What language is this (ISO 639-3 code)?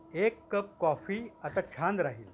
mar